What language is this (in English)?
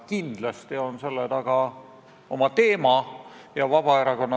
Estonian